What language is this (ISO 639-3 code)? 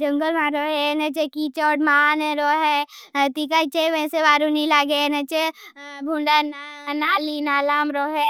bhb